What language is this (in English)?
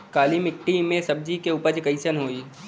Bhojpuri